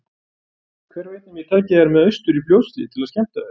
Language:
Icelandic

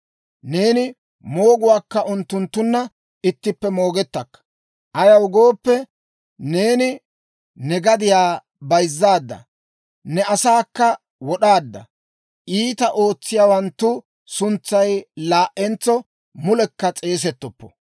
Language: Dawro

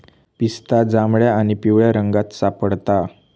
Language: Marathi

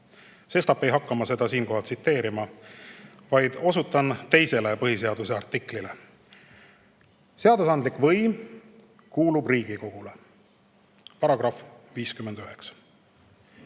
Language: Estonian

